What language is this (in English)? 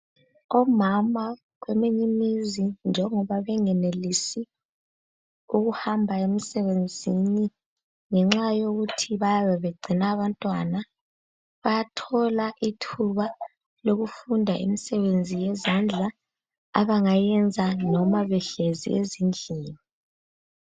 North Ndebele